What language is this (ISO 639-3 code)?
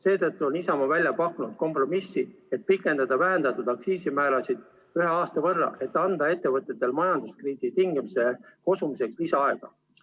est